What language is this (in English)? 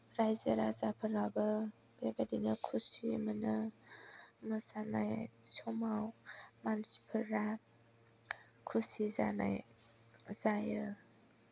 Bodo